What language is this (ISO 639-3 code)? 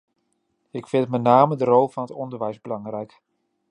nld